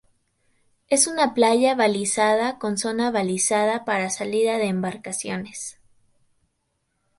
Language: Spanish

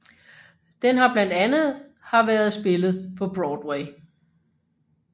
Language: Danish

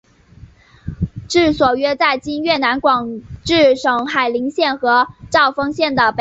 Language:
Chinese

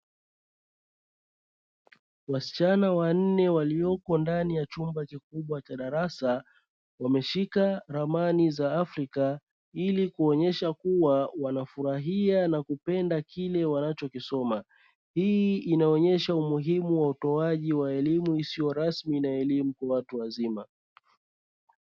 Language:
Swahili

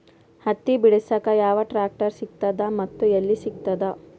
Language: Kannada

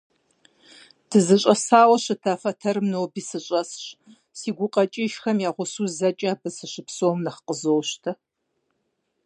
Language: Kabardian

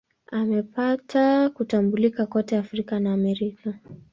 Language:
Swahili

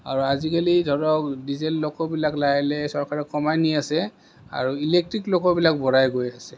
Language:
Assamese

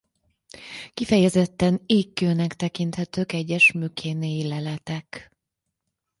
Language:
Hungarian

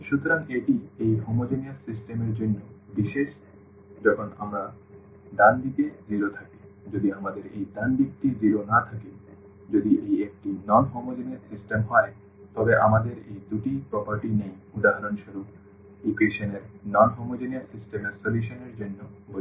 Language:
Bangla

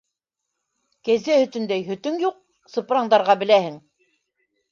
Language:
Bashkir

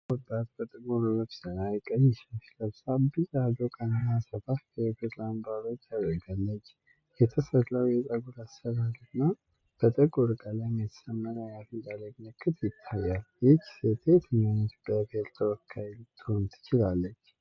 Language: Amharic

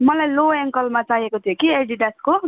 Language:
Nepali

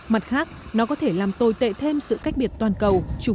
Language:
Vietnamese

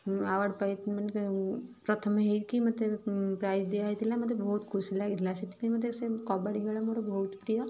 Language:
Odia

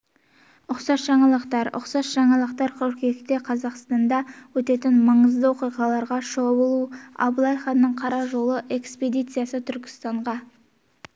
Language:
Kazakh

